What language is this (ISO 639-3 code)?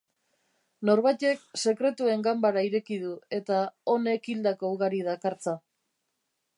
eus